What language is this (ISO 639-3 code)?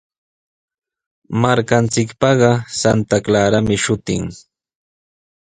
qws